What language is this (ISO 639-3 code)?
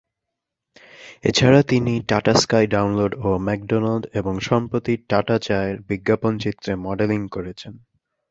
ben